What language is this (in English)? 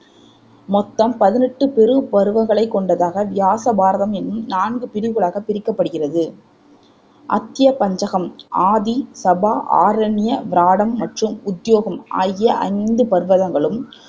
Tamil